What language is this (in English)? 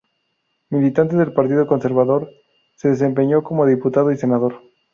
Spanish